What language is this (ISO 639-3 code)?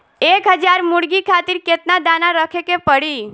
bho